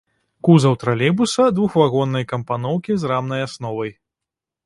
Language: Belarusian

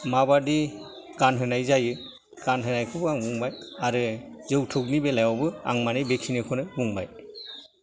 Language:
Bodo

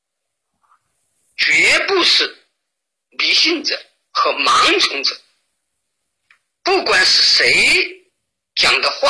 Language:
Chinese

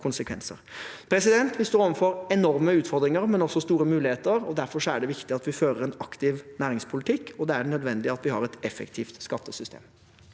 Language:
Norwegian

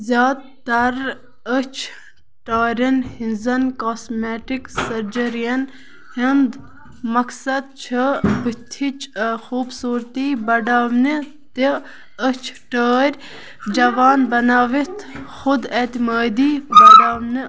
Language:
Kashmiri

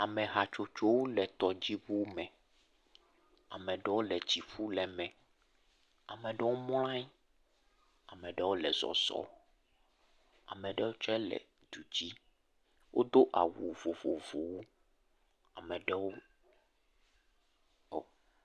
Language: Ewe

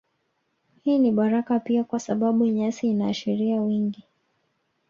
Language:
Swahili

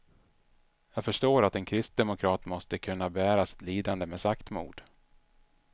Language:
Swedish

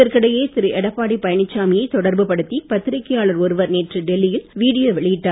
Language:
Tamil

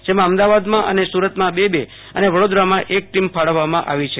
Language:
Gujarati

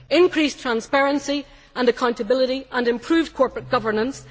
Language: English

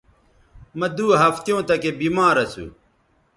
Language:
Bateri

